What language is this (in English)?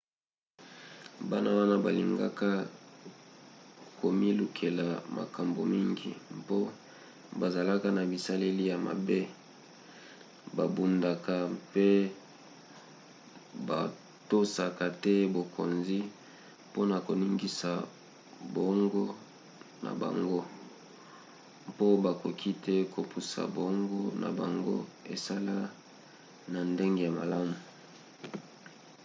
Lingala